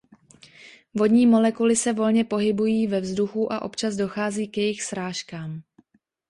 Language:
Czech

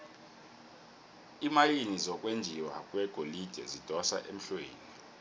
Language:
South Ndebele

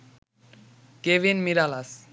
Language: Bangla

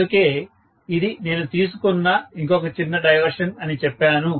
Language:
Telugu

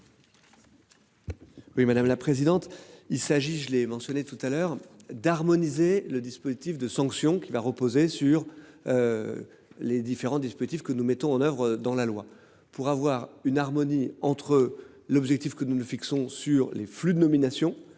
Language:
French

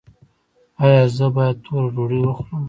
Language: Pashto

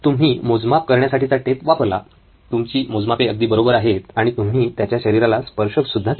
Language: Marathi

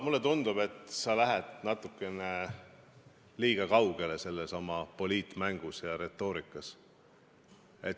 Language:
Estonian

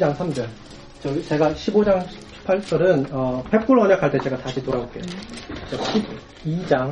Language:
Korean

